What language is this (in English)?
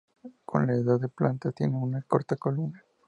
Spanish